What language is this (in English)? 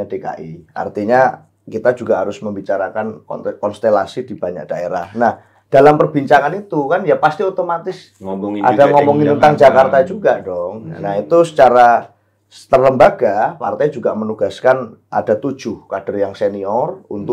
Indonesian